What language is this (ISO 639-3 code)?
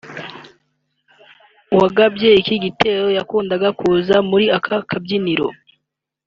kin